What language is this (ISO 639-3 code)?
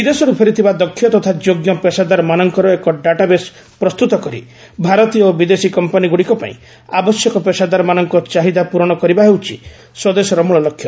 ori